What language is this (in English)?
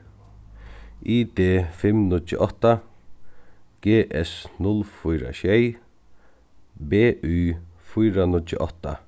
Faroese